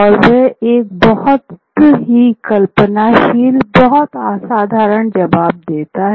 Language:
Hindi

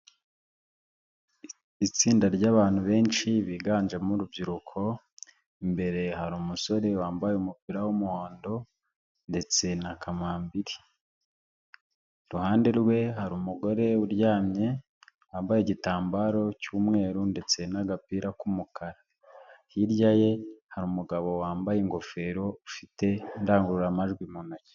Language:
Kinyarwanda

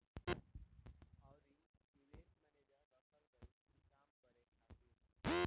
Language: Bhojpuri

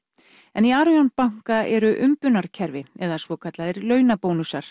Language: Icelandic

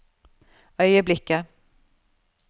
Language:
Norwegian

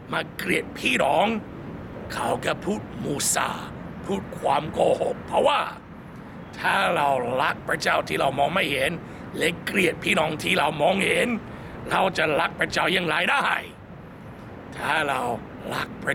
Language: Thai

